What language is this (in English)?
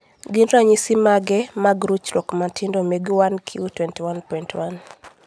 Luo (Kenya and Tanzania)